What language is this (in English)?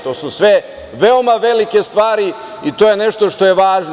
Serbian